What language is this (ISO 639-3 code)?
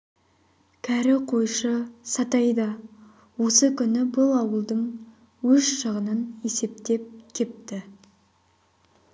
kaz